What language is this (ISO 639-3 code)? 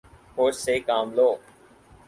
urd